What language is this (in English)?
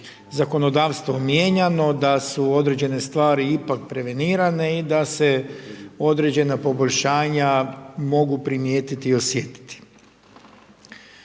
Croatian